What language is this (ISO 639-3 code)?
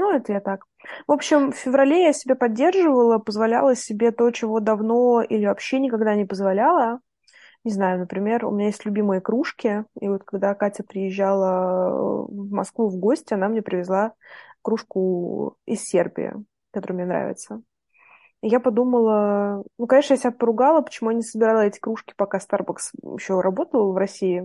rus